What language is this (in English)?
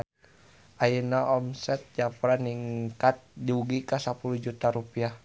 Sundanese